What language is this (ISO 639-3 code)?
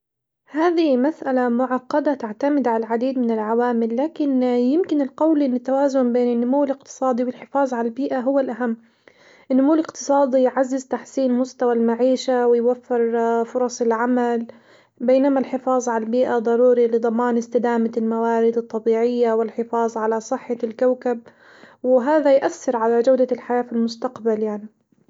acw